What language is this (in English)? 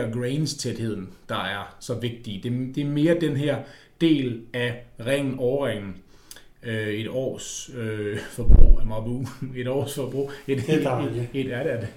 Danish